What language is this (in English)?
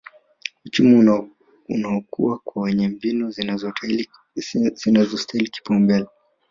Swahili